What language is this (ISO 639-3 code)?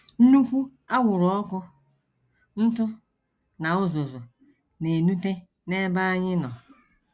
ibo